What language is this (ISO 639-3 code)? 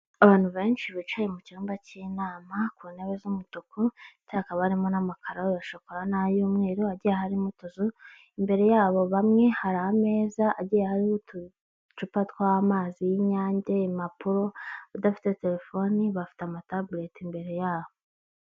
kin